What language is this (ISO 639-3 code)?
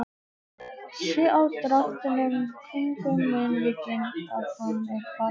isl